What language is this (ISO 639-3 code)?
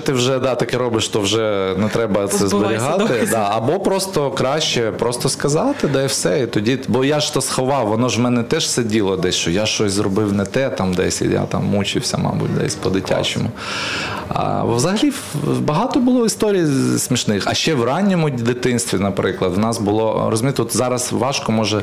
ukr